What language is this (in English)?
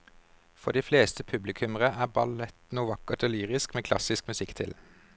Norwegian